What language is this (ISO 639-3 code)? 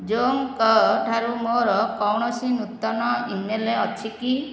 ori